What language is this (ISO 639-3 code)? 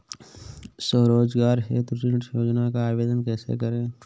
hin